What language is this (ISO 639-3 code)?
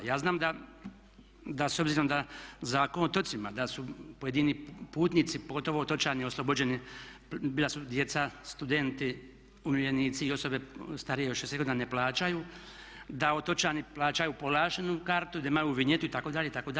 hrv